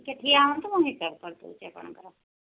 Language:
Odia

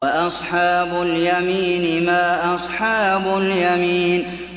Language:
Arabic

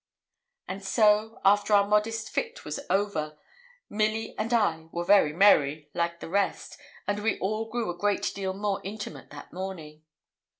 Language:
English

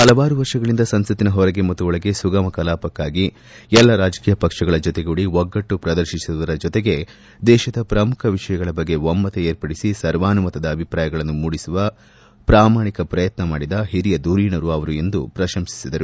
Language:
Kannada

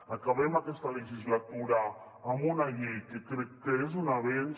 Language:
Catalan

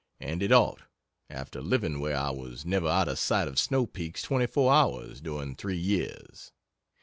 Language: English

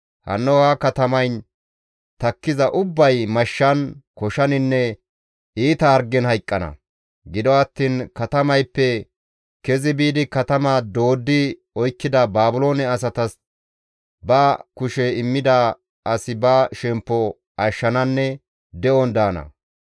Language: Gamo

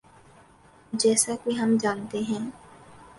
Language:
Urdu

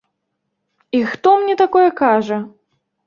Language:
Belarusian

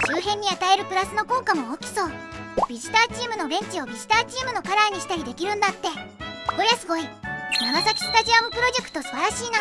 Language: Japanese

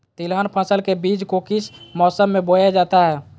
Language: Magahi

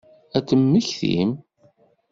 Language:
Kabyle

